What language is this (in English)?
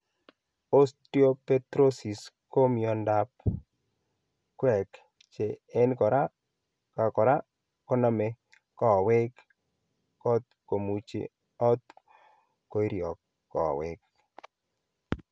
Kalenjin